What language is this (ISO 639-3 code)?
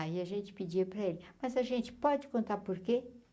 por